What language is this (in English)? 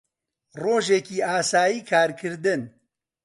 Central Kurdish